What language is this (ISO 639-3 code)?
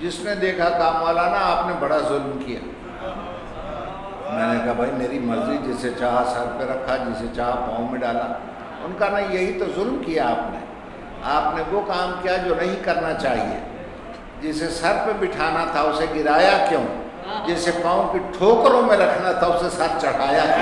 hin